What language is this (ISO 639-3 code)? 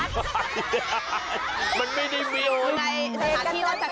tha